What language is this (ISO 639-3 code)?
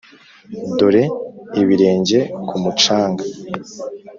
kin